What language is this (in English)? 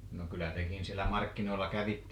Finnish